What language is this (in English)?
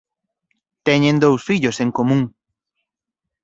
Galician